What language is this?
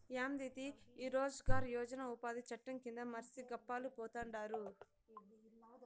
Telugu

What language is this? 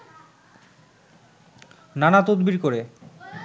Bangla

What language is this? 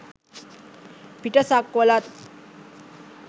Sinhala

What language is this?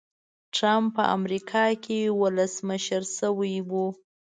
Pashto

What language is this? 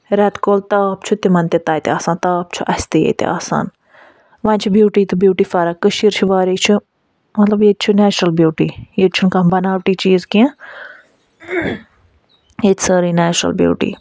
Kashmiri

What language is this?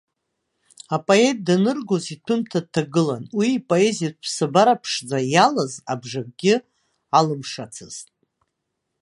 Abkhazian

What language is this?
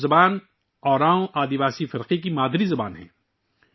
Urdu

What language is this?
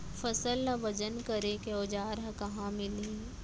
Chhattisgarhi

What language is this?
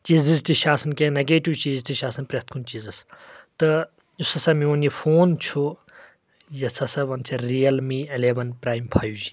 Kashmiri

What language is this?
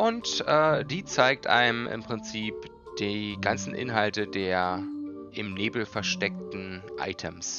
German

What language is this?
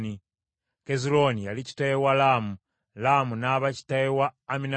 Ganda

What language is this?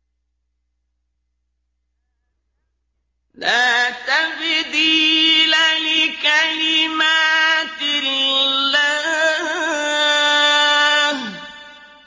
Arabic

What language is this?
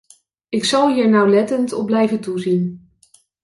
Dutch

